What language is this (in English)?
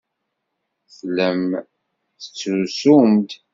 Kabyle